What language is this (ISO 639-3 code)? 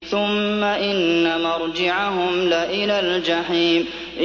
ara